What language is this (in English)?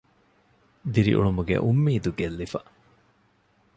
Divehi